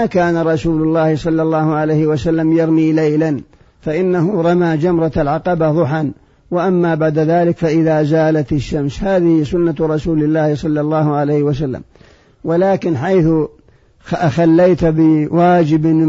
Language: Arabic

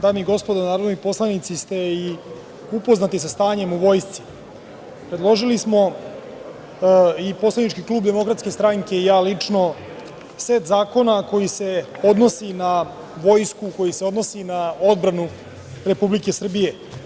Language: Serbian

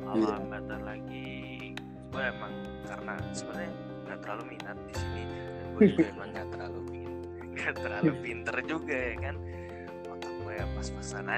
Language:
Indonesian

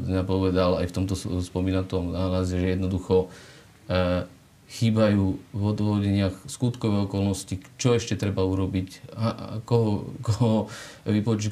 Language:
Slovak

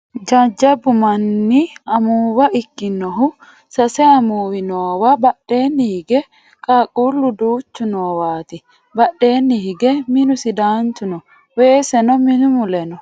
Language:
Sidamo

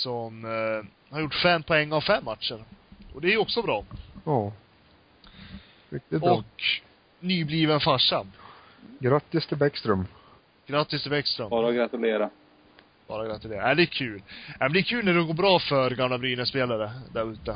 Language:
Swedish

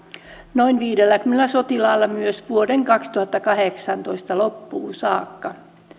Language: Finnish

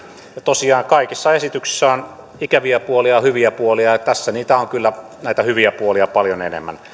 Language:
Finnish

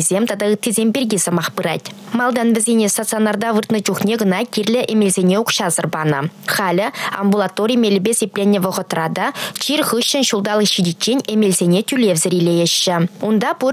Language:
Russian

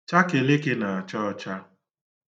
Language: Igbo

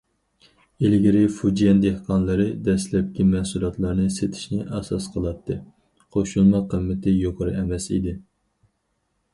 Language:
Uyghur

